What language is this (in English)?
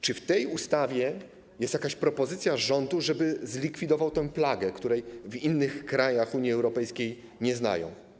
Polish